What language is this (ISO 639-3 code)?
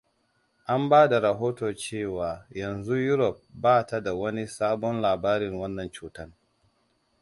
hau